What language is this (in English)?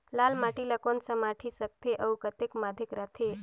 Chhattisgarhi